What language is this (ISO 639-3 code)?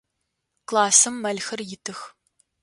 ady